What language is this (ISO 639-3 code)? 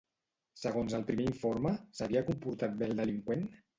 cat